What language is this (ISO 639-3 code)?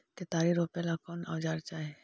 mag